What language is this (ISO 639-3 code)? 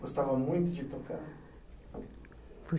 por